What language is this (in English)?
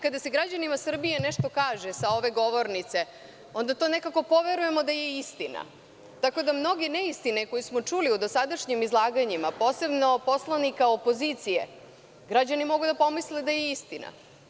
Serbian